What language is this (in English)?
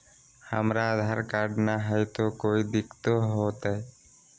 Magahi